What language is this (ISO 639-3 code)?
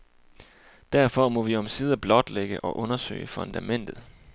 dan